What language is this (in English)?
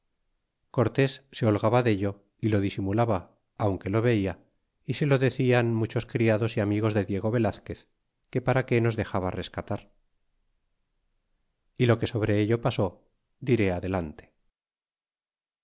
Spanish